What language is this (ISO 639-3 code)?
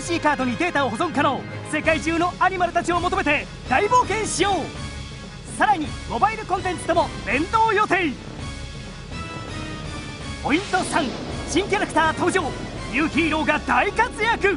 jpn